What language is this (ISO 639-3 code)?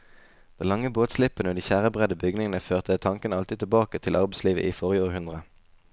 nor